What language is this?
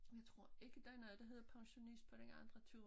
Danish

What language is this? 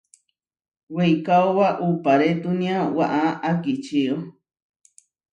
Huarijio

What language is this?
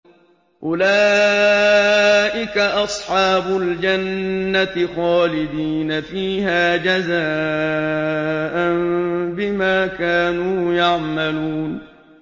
Arabic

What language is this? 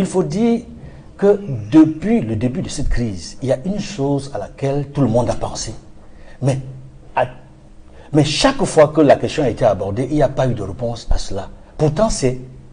French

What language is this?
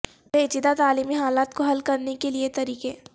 Urdu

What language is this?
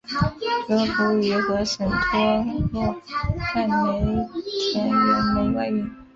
Chinese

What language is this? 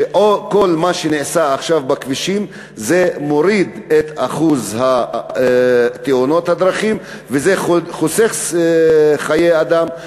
Hebrew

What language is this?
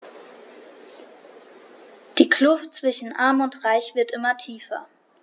German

